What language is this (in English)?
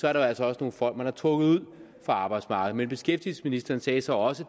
Danish